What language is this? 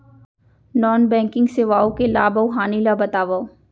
Chhattisgarhi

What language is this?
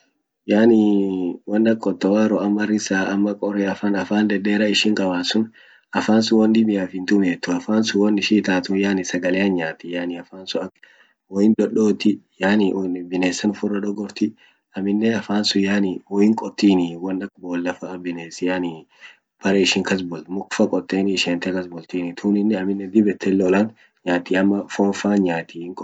Orma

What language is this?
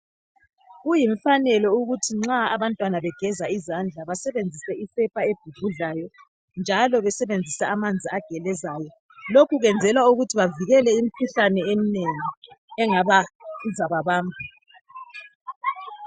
North Ndebele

